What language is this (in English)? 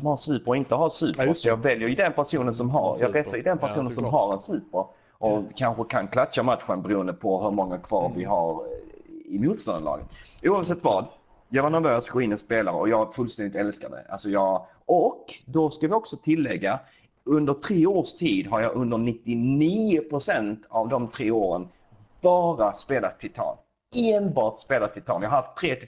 Swedish